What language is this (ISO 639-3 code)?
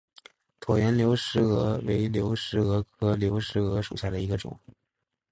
zho